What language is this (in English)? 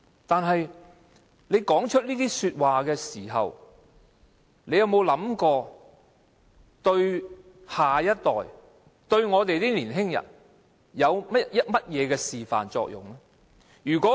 Cantonese